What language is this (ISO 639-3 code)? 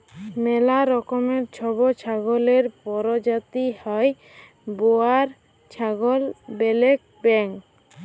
ben